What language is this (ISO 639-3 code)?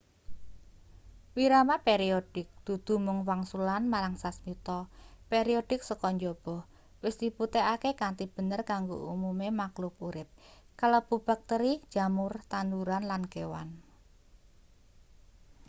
jav